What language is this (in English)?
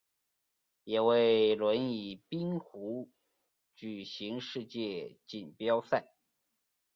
Chinese